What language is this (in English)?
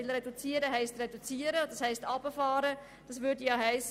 Swiss German